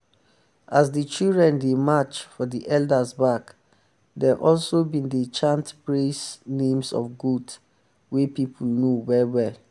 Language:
Nigerian Pidgin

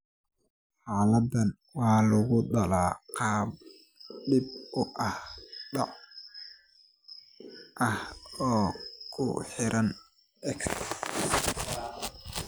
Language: Somali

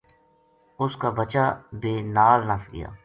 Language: Gujari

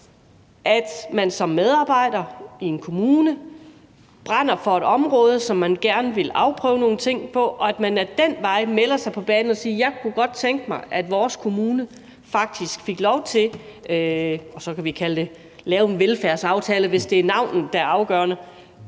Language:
Danish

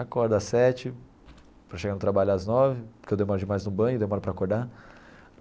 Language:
Portuguese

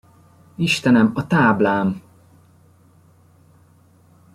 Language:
Hungarian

